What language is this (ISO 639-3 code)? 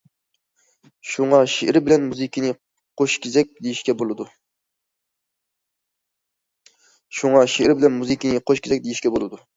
uig